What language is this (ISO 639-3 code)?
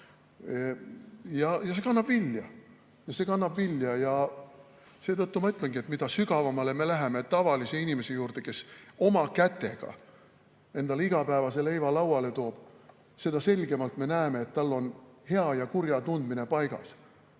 est